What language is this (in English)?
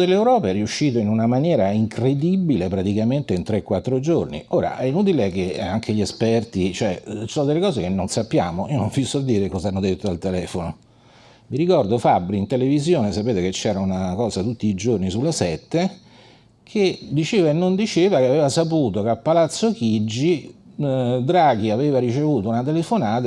Italian